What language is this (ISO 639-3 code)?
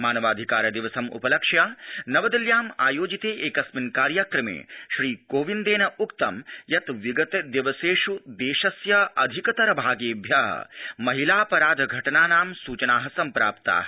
san